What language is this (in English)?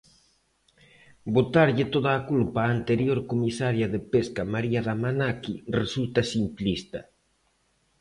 Galician